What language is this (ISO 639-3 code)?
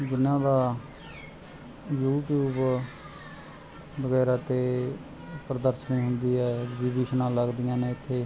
pan